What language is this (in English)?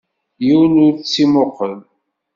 Kabyle